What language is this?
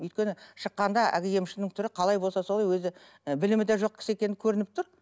Kazakh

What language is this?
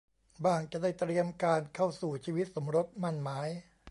Thai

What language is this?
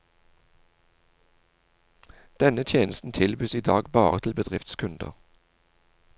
Norwegian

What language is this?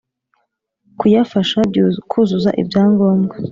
Kinyarwanda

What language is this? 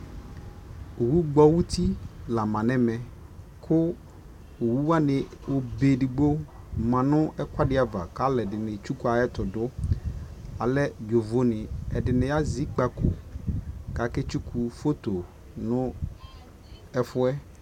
Ikposo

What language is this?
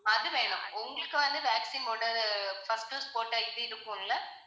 Tamil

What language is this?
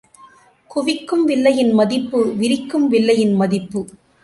Tamil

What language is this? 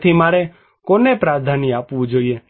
Gujarati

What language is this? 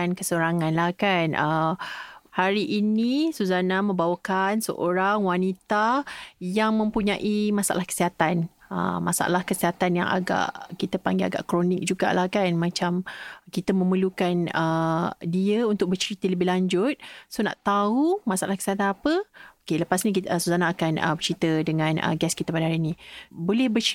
Malay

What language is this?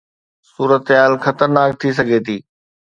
Sindhi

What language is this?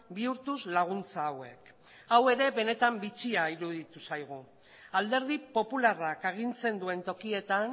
Basque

